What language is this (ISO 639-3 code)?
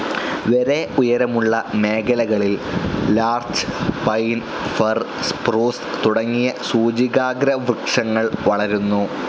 mal